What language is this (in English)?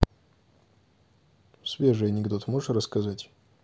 Russian